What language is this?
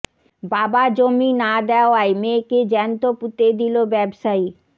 Bangla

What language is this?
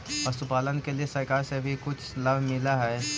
Magahi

